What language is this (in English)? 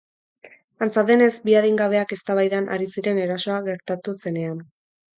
Basque